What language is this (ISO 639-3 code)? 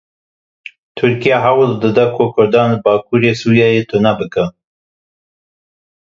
kur